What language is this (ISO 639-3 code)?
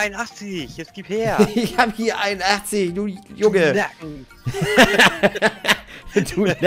deu